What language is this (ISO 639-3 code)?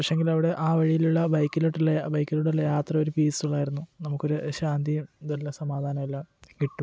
mal